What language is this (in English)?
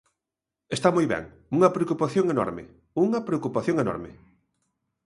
Galician